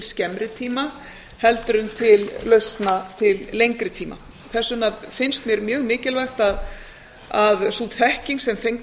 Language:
Icelandic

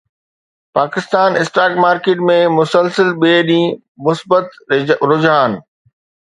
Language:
Sindhi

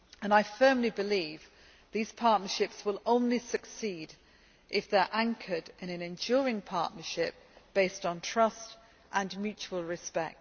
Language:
English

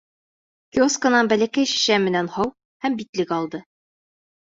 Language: Bashkir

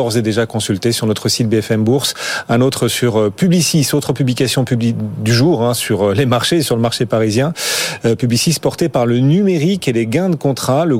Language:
French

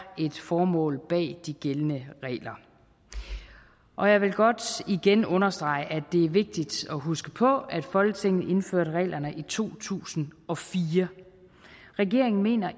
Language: Danish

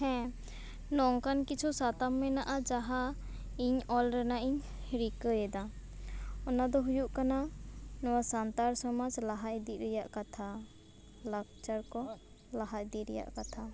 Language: Santali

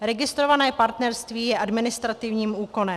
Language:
Czech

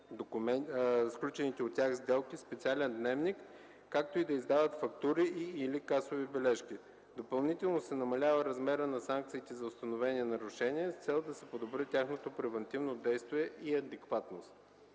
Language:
Bulgarian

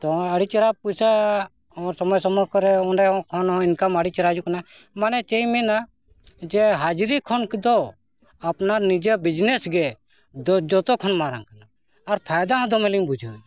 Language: Santali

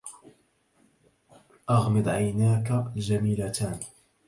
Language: Arabic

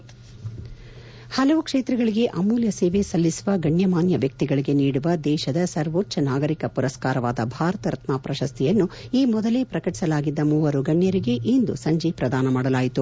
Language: Kannada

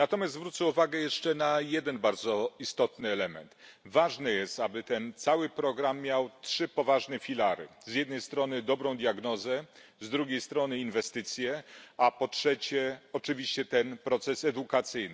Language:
Polish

